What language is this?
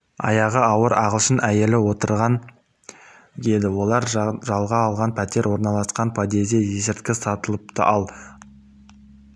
Kazakh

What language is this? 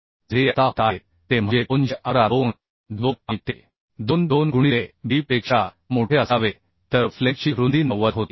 Marathi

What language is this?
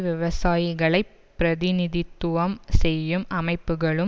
Tamil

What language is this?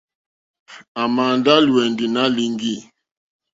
Mokpwe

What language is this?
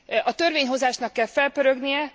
Hungarian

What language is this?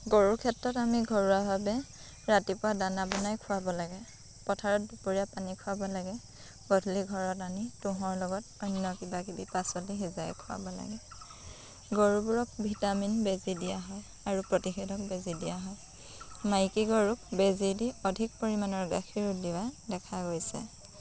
Assamese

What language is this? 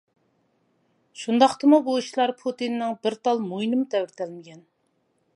Uyghur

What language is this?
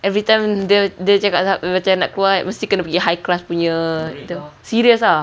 English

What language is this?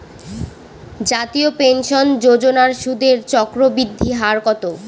Bangla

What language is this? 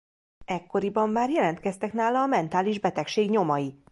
Hungarian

